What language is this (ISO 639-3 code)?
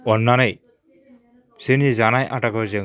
brx